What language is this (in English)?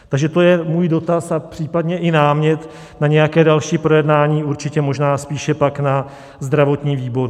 Czech